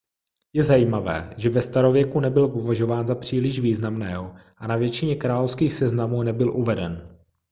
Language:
Czech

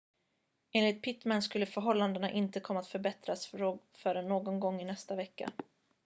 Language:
Swedish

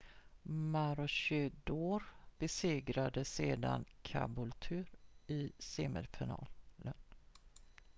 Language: Swedish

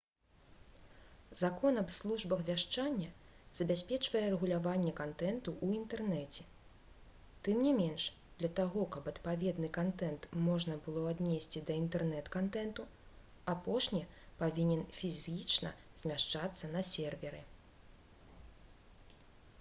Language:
Belarusian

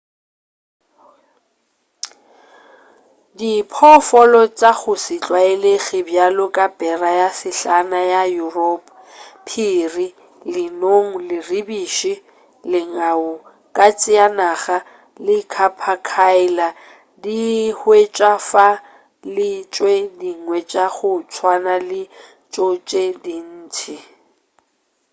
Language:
Northern Sotho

